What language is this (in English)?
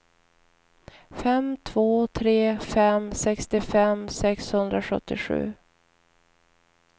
Swedish